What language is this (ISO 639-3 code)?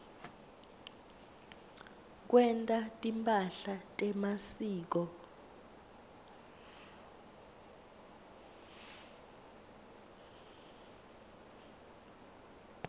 ssw